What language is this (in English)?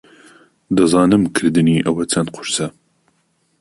Central Kurdish